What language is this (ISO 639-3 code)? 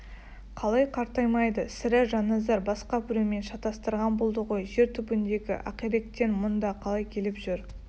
kaz